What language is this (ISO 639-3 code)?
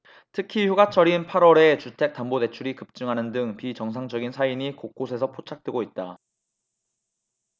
kor